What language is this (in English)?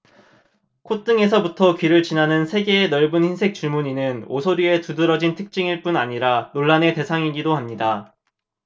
Korean